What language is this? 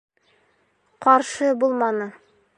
Bashkir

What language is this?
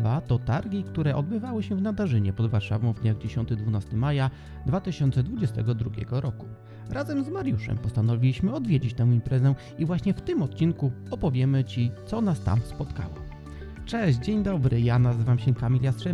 Polish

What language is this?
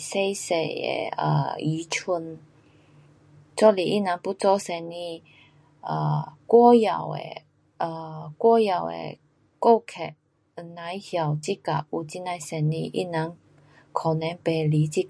Pu-Xian Chinese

